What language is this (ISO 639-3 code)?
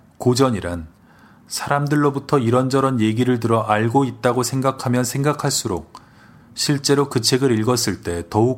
kor